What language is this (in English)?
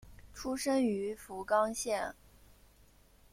Chinese